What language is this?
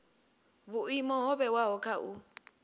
Venda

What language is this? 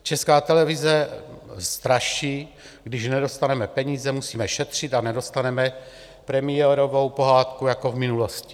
Czech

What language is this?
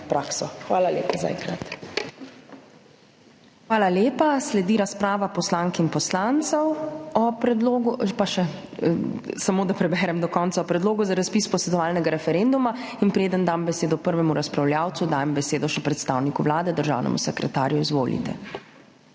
Slovenian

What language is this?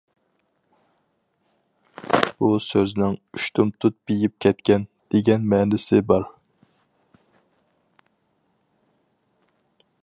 Uyghur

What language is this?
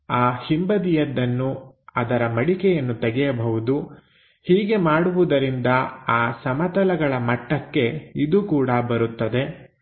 Kannada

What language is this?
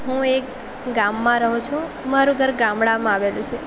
Gujarati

